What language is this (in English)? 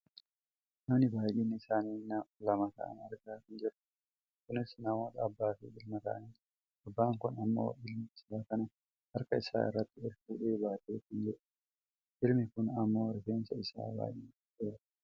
Oromo